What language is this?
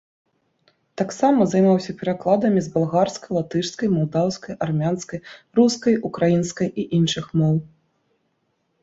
Belarusian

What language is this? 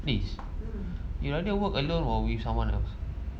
English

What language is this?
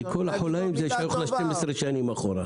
Hebrew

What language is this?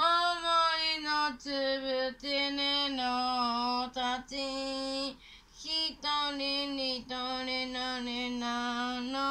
Japanese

